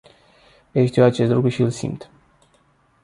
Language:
Romanian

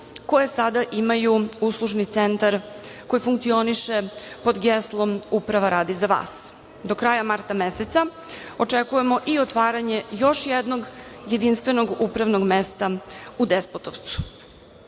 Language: Serbian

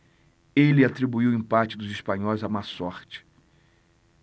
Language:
Portuguese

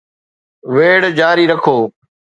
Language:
Sindhi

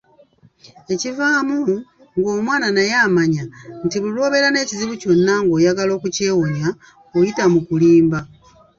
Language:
Ganda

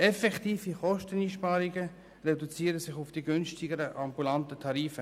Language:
Swiss German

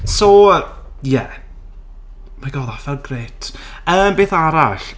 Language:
Welsh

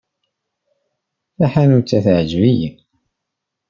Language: Kabyle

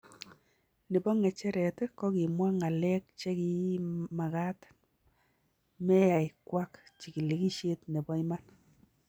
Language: Kalenjin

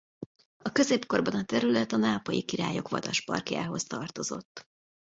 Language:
Hungarian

